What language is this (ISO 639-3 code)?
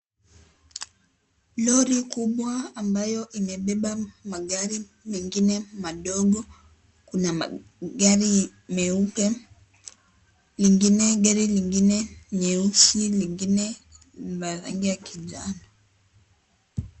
swa